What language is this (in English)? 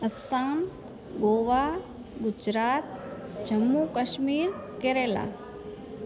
Sindhi